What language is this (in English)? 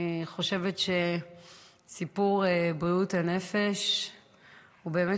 Hebrew